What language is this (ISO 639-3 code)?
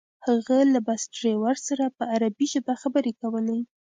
pus